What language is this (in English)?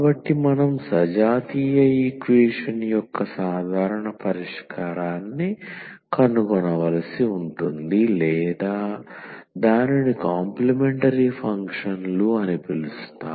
Telugu